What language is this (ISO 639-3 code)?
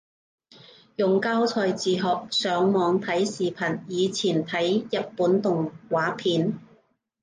yue